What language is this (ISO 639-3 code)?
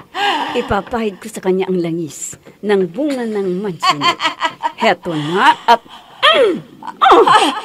fil